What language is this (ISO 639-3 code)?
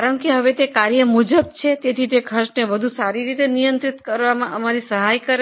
guj